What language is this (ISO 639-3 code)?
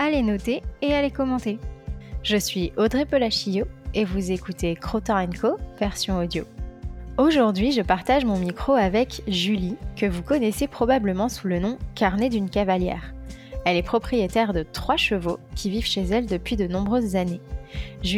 fra